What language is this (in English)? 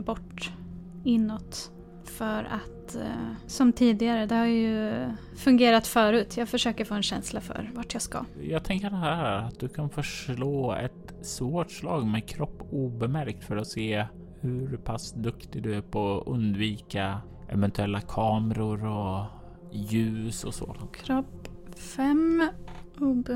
Swedish